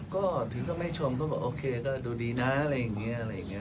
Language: Thai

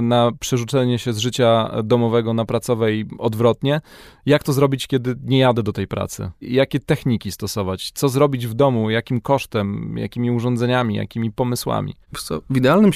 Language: Polish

